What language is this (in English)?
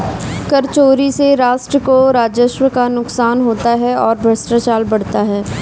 Hindi